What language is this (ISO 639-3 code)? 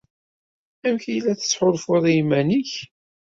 kab